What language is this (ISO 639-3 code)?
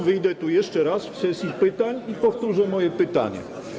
pol